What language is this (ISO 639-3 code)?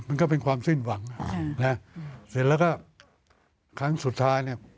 tha